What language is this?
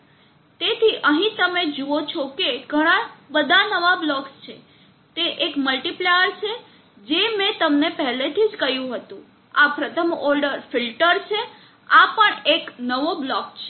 Gujarati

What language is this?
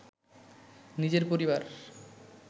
Bangla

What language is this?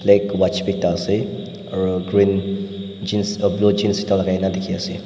Naga Pidgin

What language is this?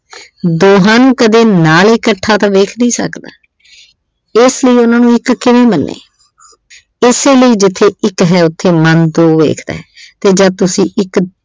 Punjabi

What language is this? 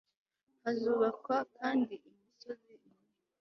Kinyarwanda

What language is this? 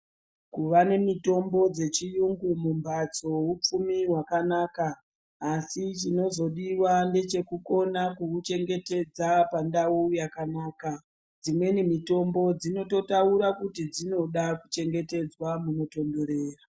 Ndau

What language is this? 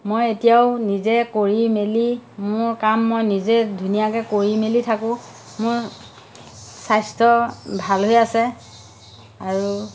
Assamese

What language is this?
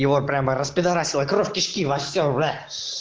Russian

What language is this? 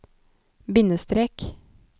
Norwegian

